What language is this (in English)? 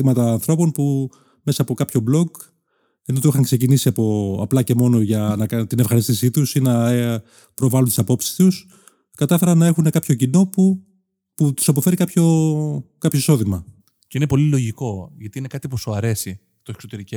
Greek